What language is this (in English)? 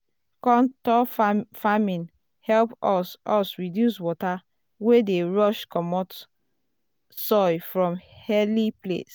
Nigerian Pidgin